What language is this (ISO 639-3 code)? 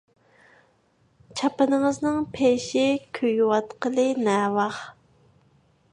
uig